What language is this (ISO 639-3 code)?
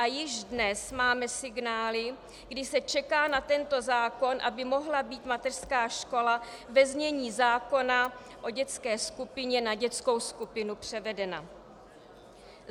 ces